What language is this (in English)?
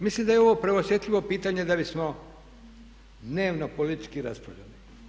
Croatian